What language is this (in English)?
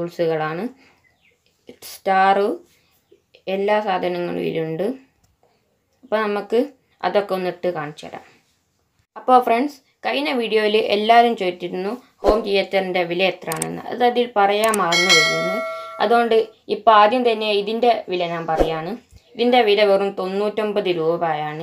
Romanian